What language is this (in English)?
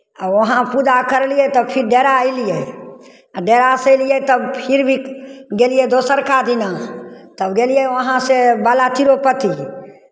Maithili